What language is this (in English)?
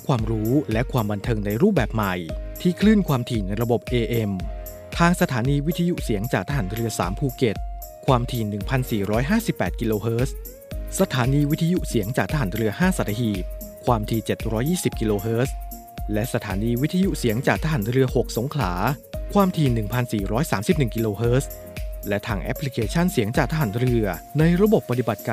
Thai